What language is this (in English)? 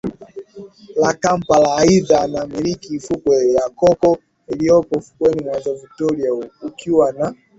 Swahili